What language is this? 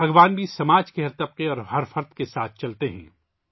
Urdu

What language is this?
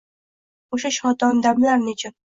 Uzbek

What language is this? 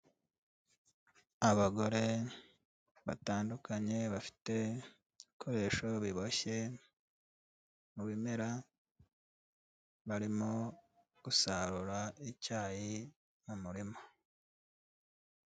Kinyarwanda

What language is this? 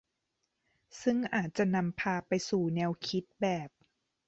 Thai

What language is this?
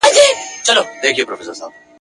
Pashto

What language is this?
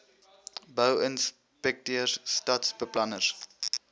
Afrikaans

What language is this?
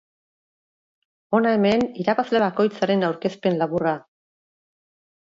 Basque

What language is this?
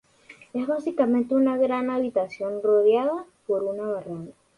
Spanish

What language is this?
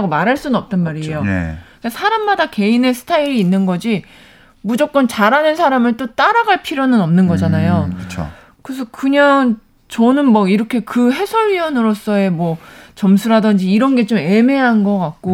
Korean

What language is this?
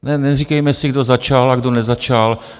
Czech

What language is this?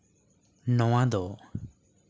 Santali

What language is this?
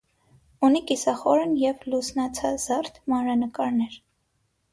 Armenian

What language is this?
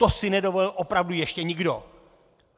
Czech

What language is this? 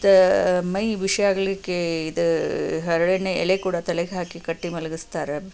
Kannada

